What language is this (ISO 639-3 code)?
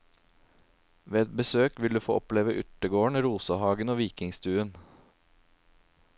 nor